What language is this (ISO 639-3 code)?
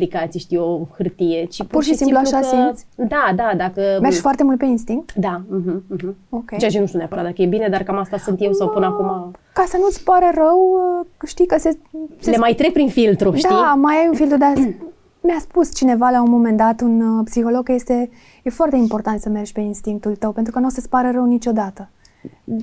ron